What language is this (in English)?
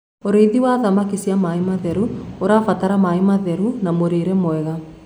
Kikuyu